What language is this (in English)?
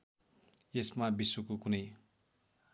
Nepali